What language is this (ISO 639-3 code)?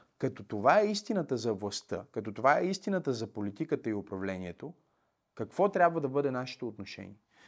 bul